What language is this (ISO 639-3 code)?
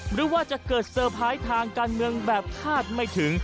tha